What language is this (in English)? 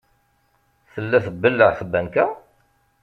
Kabyle